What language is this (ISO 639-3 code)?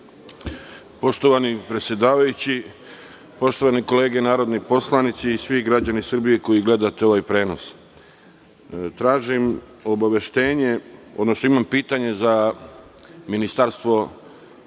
srp